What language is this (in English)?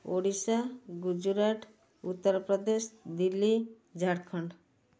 Odia